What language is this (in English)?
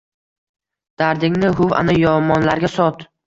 Uzbek